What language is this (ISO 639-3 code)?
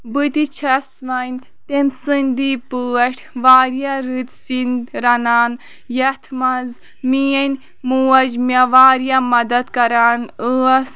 kas